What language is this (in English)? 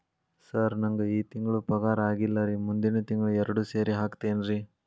Kannada